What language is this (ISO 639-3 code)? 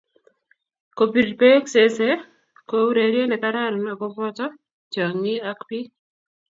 kln